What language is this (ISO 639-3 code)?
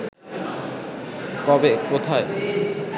ben